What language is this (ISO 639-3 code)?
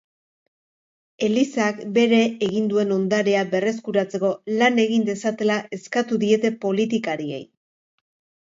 eus